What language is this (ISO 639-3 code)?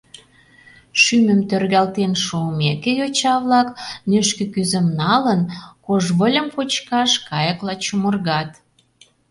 chm